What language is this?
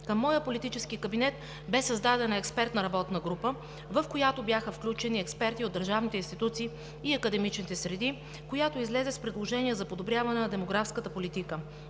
Bulgarian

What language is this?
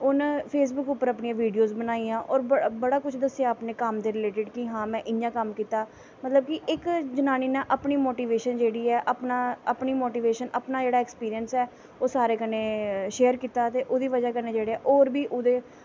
Dogri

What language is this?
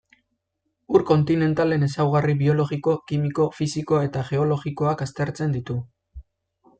Basque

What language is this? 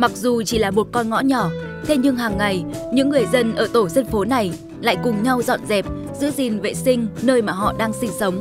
Vietnamese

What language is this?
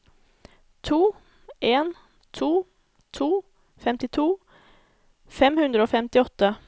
Norwegian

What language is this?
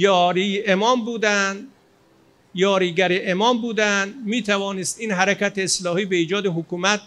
Persian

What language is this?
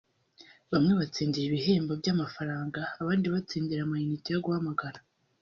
Kinyarwanda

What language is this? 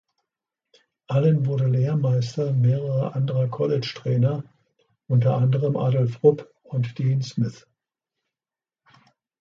German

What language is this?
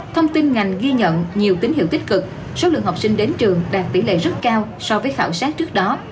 Vietnamese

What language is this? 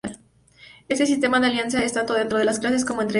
Spanish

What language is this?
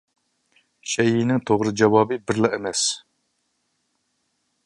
Uyghur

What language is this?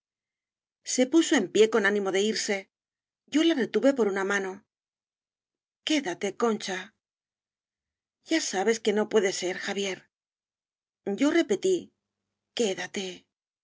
Spanish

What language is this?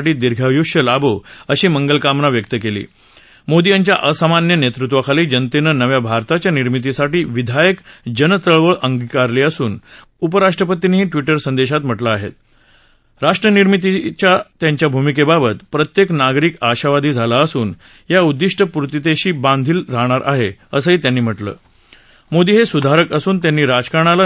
Marathi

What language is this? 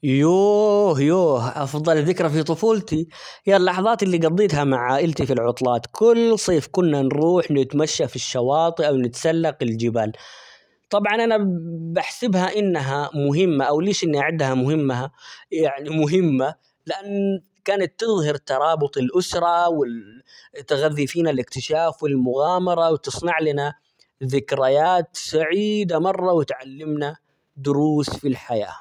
Omani Arabic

